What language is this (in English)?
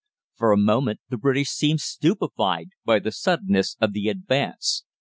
English